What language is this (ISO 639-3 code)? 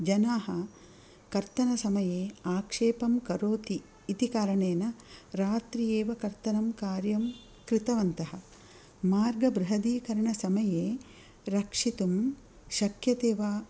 san